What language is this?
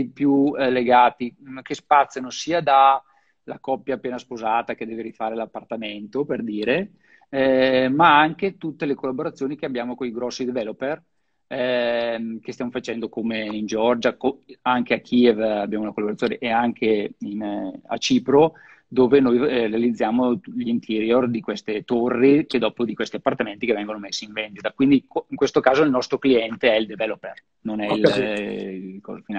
Italian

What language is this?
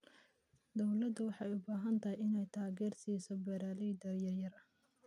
Somali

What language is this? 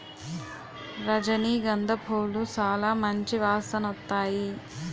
Telugu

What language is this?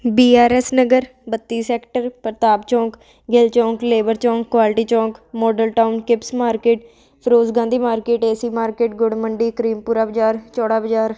Punjabi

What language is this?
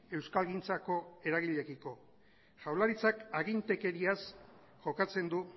Basque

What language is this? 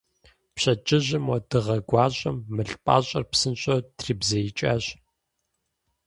Kabardian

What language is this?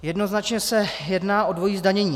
Czech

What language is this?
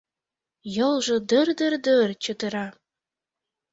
Mari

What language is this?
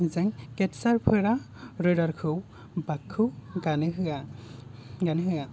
Bodo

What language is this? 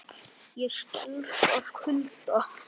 Icelandic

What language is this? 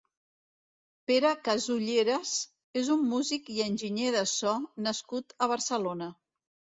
Catalan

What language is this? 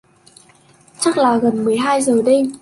Vietnamese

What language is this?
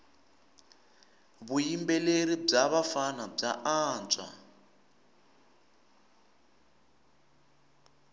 Tsonga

